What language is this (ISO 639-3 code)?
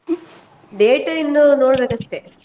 kan